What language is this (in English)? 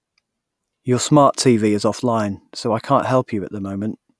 English